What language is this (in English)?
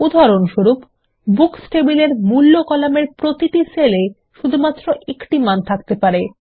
Bangla